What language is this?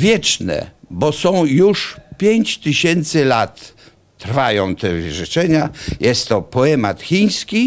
Polish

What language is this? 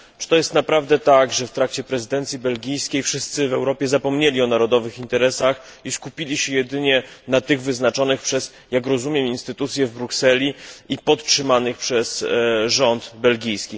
Polish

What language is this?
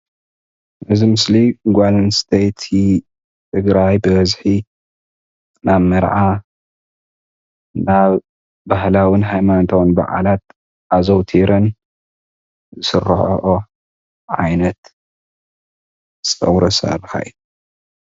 Tigrinya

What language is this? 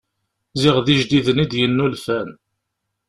Kabyle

